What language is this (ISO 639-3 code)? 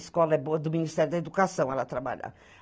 por